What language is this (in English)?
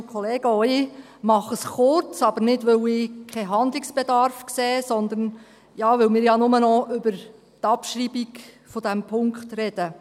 Swiss German